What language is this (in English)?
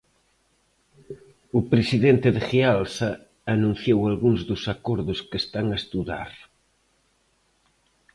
Galician